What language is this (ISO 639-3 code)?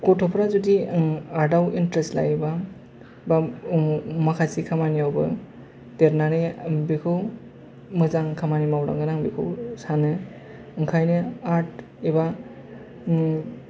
brx